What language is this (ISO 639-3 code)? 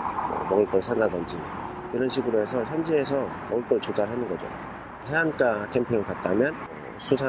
kor